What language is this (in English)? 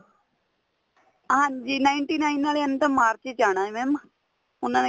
Punjabi